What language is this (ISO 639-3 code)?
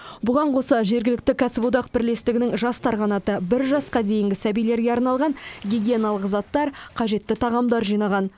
kaz